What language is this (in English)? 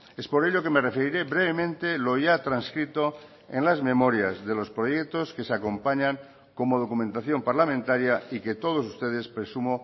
Spanish